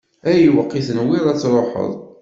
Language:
Kabyle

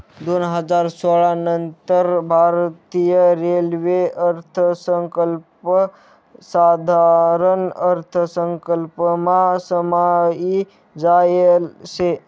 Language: Marathi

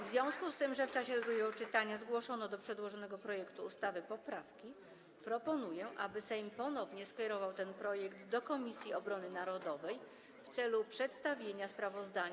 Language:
Polish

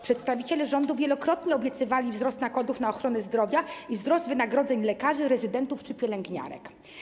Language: Polish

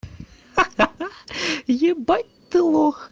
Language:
Russian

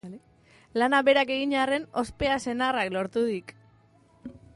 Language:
Basque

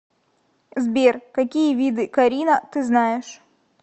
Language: Russian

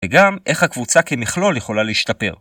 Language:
Hebrew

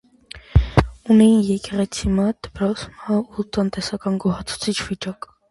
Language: Armenian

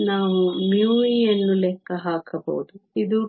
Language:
Kannada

